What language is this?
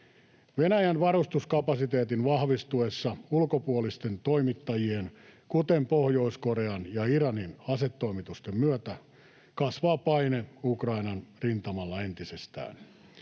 Finnish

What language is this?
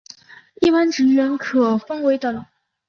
Chinese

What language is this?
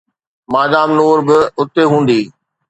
Sindhi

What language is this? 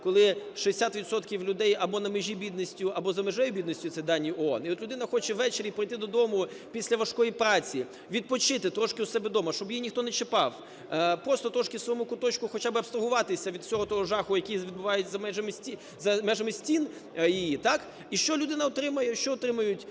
Ukrainian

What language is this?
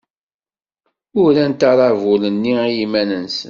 Kabyle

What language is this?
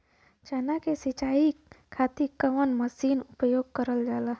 Bhojpuri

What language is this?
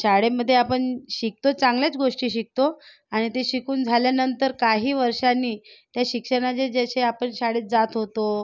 Marathi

